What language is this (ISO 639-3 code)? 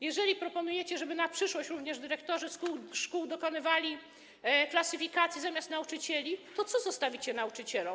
pol